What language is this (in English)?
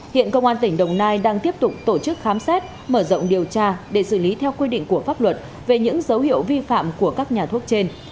Vietnamese